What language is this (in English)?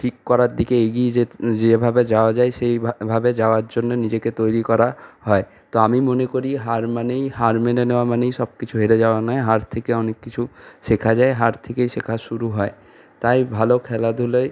Bangla